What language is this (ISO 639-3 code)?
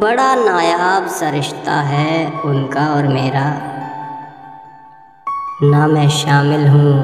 hin